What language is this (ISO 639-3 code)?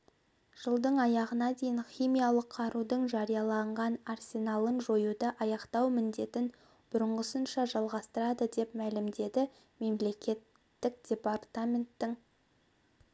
kaz